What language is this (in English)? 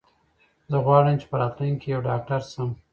Pashto